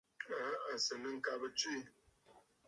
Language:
Bafut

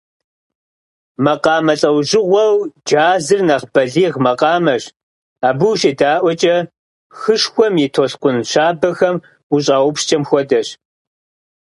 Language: Kabardian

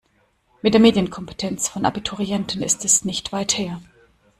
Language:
German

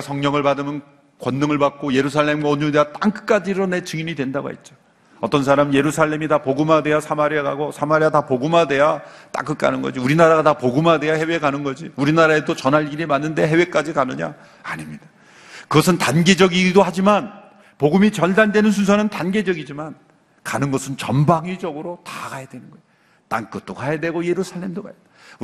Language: Korean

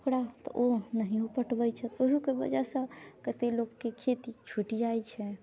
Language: Maithili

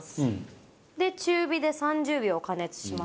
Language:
Japanese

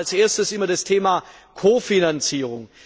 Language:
German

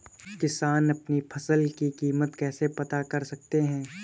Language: Hindi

